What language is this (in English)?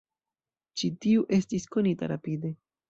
Esperanto